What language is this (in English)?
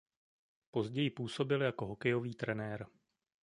Czech